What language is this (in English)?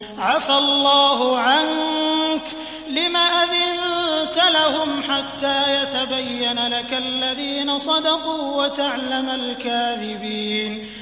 Arabic